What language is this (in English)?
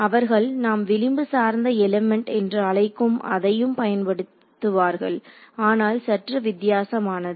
Tamil